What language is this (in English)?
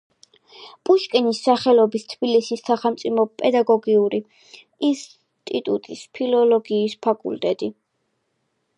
Georgian